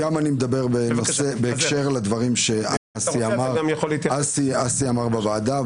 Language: Hebrew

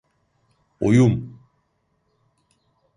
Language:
Turkish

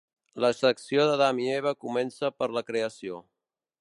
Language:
Catalan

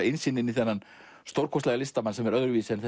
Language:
Icelandic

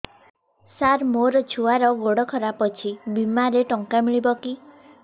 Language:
Odia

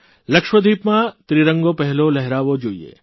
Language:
Gujarati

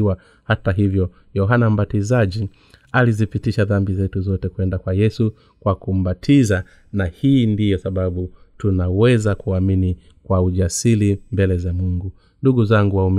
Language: Swahili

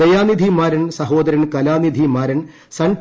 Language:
Malayalam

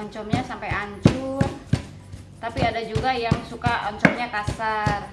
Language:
Indonesian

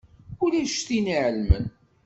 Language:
Kabyle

